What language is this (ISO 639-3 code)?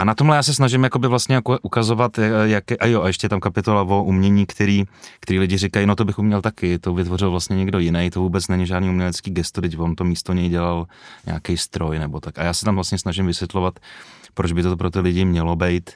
ces